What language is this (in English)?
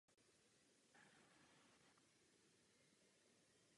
Czech